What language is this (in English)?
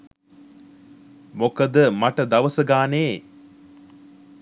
Sinhala